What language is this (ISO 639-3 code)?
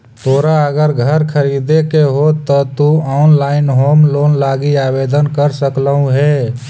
mag